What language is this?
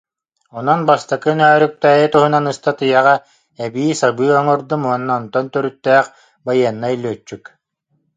Yakut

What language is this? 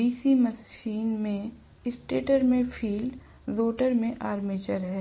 Hindi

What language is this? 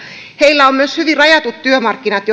Finnish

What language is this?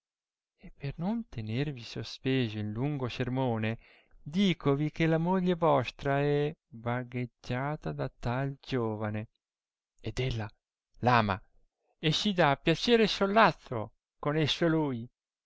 Italian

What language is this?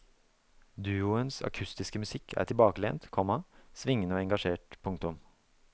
Norwegian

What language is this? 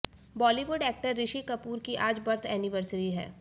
Hindi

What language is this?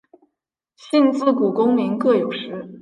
Chinese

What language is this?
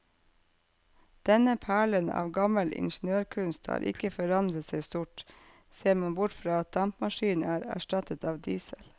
Norwegian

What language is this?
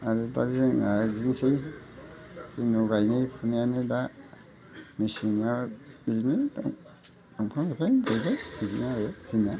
Bodo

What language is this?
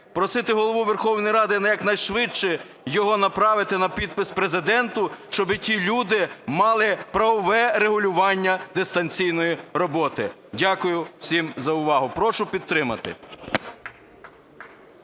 Ukrainian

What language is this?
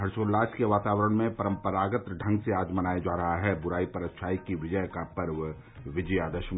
Hindi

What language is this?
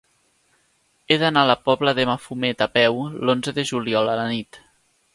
Catalan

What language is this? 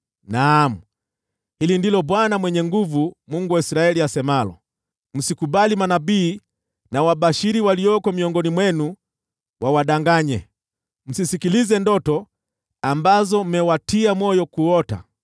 Swahili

